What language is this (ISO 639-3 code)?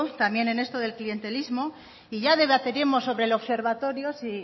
spa